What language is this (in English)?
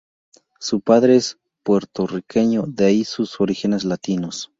Spanish